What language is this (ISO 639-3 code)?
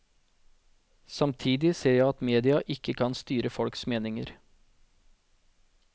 nor